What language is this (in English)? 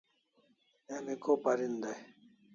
Kalasha